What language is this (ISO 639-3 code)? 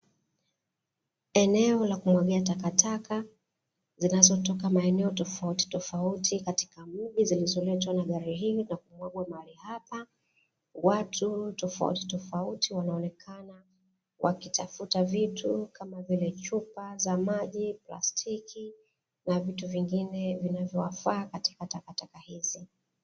swa